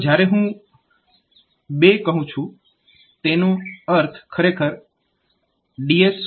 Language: Gujarati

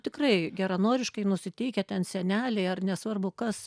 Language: Lithuanian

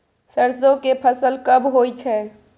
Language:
Maithili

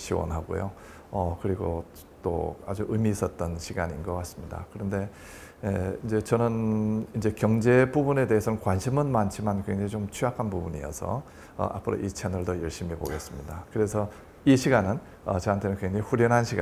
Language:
Korean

